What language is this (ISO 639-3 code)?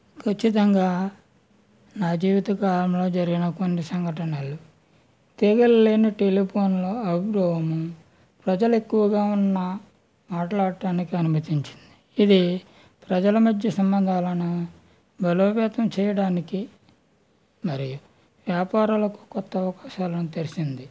tel